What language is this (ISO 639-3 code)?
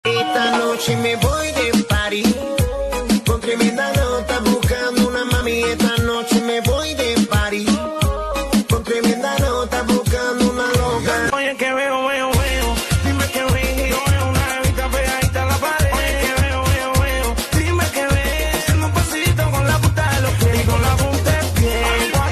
pol